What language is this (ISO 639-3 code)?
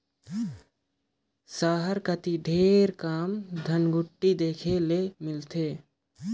hne